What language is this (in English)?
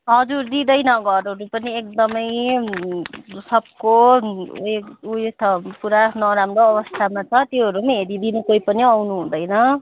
Nepali